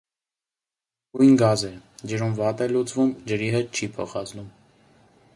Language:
Armenian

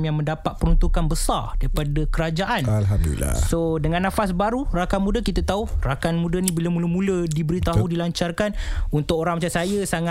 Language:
Malay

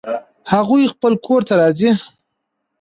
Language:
Pashto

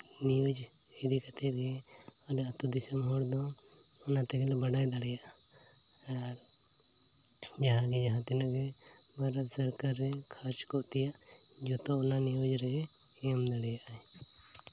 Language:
Santali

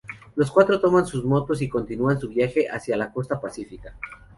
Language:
Spanish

